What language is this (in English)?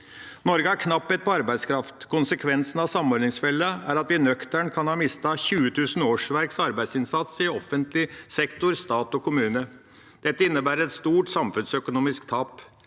Norwegian